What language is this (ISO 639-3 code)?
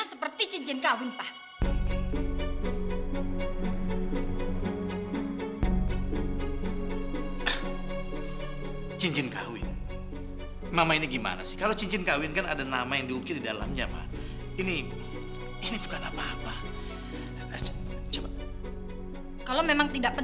ind